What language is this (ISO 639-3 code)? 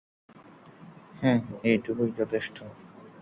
ben